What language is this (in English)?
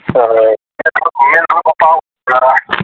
Manipuri